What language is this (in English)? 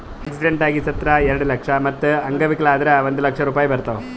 Kannada